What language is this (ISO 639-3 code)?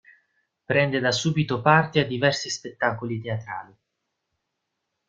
ita